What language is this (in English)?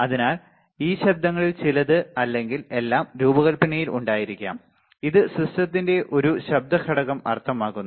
Malayalam